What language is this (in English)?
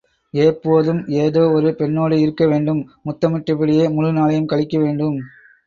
Tamil